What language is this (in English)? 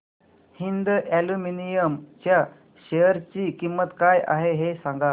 Marathi